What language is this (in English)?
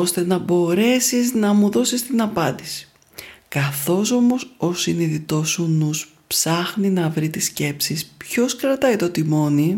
Greek